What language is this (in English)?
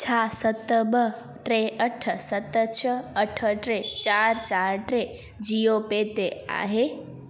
Sindhi